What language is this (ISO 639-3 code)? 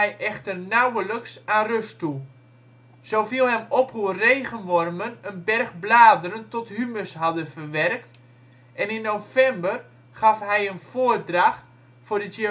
nld